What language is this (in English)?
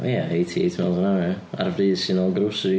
Welsh